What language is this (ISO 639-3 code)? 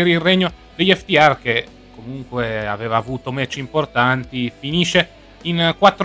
ita